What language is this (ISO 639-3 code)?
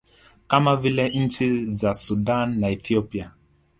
swa